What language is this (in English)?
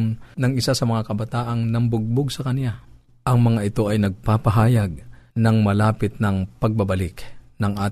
Filipino